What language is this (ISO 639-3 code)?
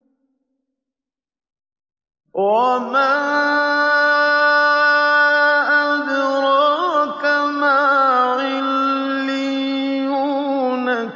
ara